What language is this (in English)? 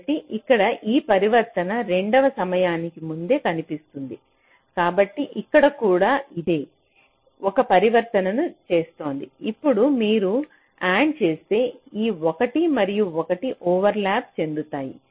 Telugu